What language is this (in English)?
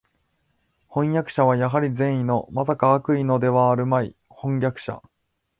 Japanese